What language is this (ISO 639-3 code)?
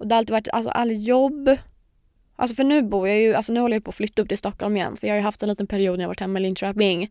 swe